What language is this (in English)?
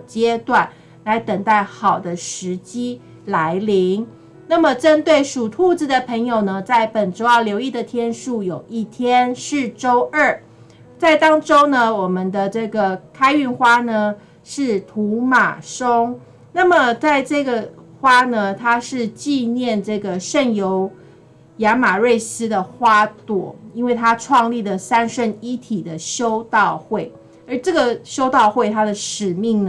Chinese